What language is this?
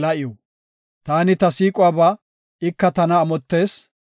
Gofa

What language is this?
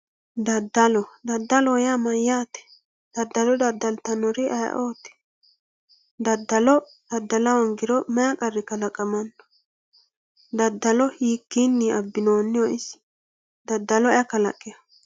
Sidamo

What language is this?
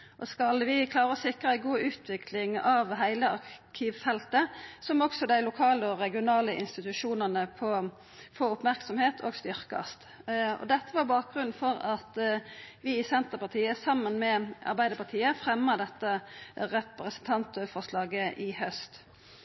Norwegian Nynorsk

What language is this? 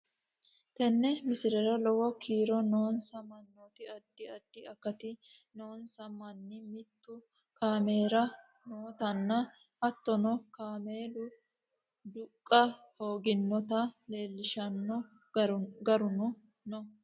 Sidamo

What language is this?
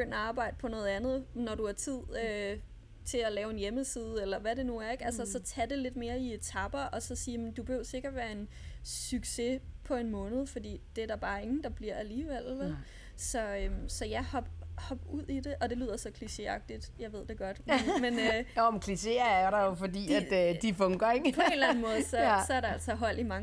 Danish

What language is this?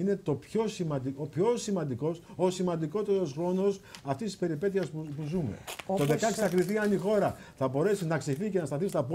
Greek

